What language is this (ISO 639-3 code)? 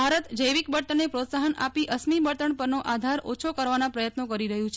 guj